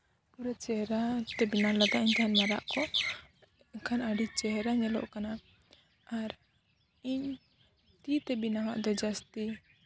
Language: Santali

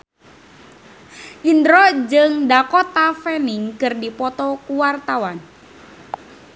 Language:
Sundanese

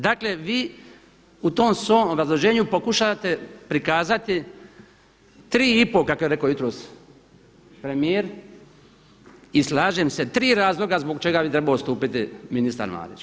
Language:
Croatian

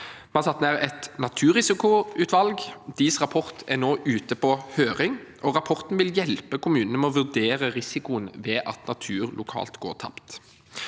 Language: Norwegian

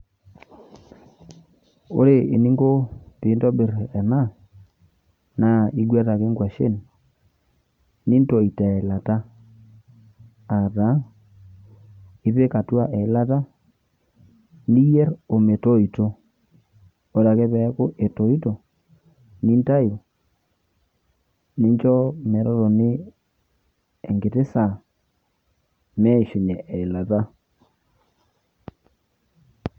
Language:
Masai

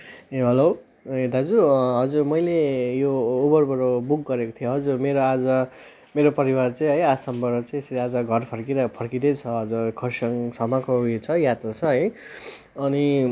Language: Nepali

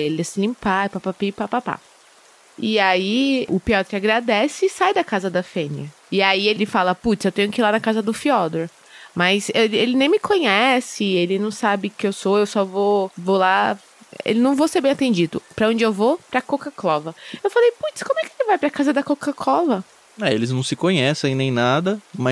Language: Portuguese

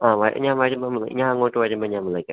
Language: Malayalam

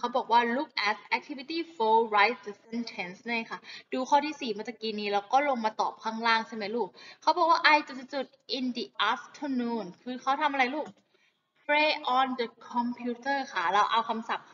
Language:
Thai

